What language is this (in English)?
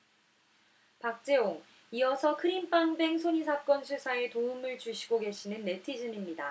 Korean